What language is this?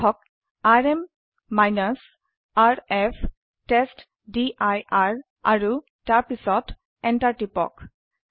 Assamese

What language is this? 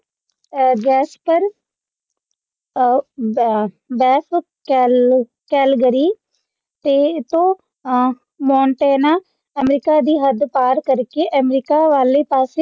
Punjabi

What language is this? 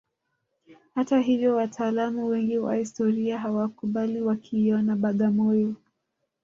Swahili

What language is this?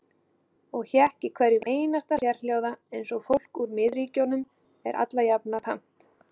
Icelandic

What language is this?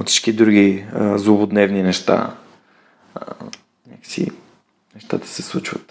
Bulgarian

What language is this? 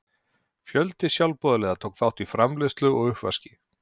Icelandic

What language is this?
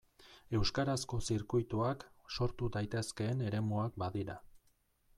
Basque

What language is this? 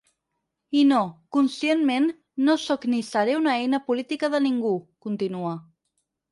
Catalan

